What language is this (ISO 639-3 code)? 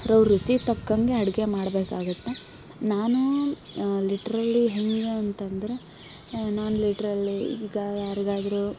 kan